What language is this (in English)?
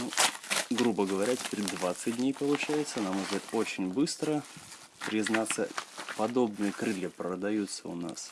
Russian